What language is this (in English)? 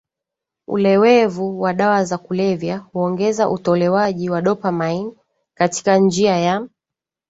Swahili